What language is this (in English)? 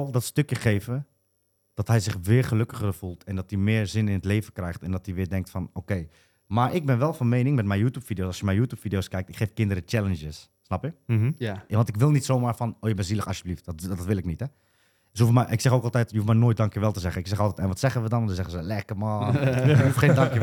Dutch